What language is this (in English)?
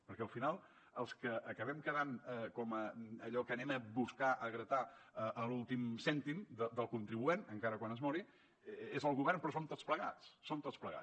Catalan